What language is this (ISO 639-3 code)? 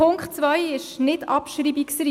gsw